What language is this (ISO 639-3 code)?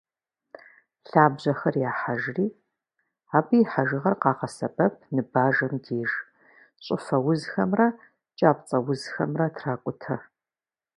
kbd